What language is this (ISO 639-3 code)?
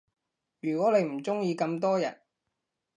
yue